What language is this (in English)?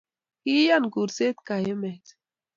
Kalenjin